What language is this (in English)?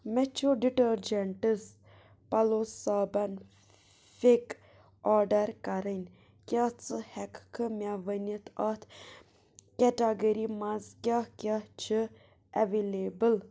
Kashmiri